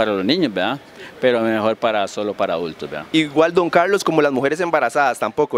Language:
Spanish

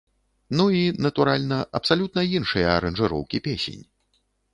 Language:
Belarusian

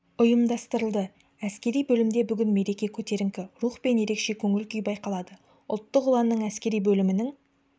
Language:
Kazakh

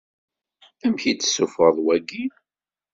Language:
Kabyle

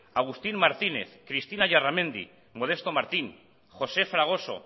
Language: Basque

